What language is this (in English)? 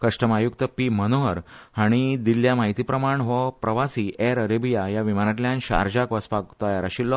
Konkani